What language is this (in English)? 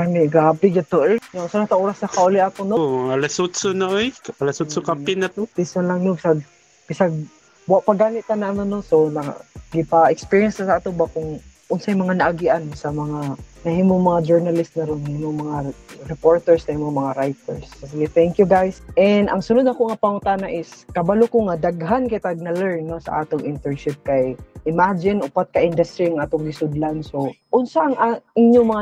Filipino